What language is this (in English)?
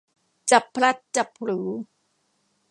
Thai